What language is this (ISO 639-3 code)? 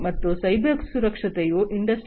kan